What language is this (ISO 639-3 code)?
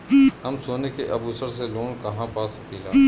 bho